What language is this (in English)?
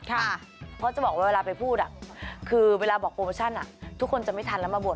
Thai